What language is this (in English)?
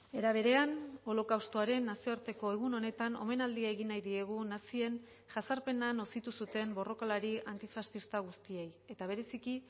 Basque